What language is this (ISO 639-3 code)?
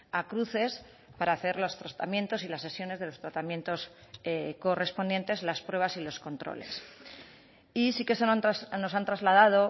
spa